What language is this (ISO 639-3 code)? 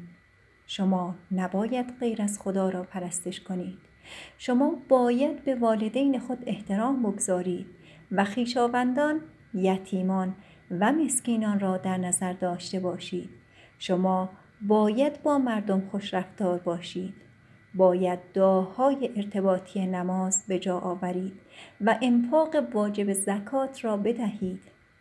fas